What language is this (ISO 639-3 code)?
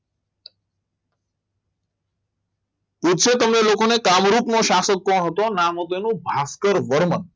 guj